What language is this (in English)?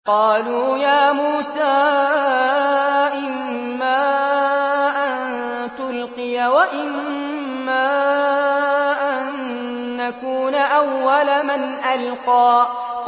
Arabic